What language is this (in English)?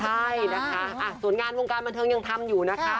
Thai